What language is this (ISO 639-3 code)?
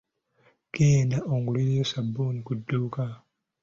lug